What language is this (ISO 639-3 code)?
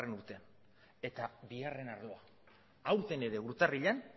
eus